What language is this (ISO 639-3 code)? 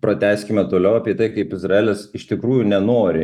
lit